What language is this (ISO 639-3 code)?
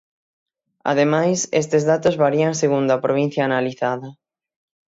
glg